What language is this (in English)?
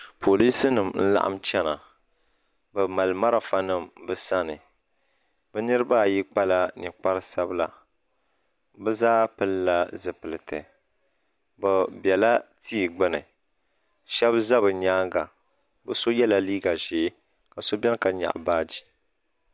Dagbani